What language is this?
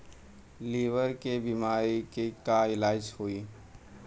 Bhojpuri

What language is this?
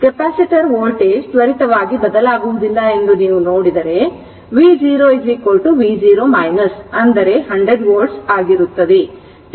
Kannada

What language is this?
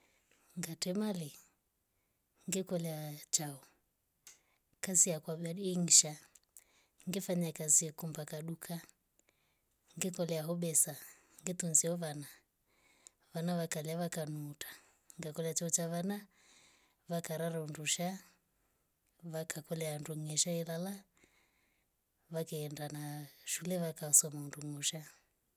Rombo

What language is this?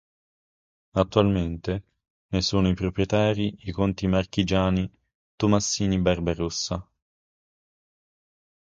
Italian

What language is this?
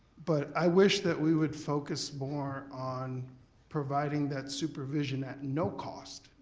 English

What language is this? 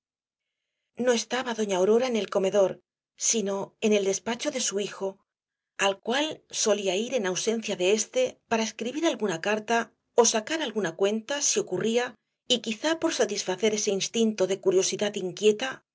Spanish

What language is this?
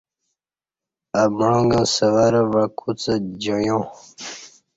Kati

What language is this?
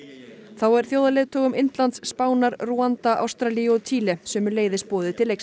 Icelandic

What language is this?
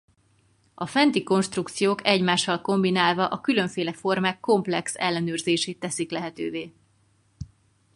Hungarian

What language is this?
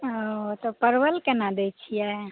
Maithili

